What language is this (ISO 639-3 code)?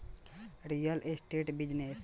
bho